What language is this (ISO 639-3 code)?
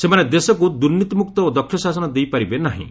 ori